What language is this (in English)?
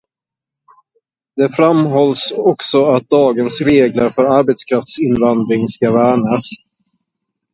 Swedish